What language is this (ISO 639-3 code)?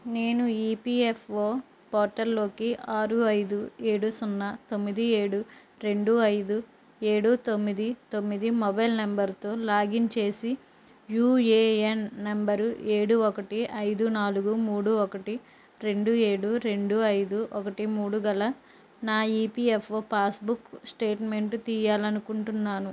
tel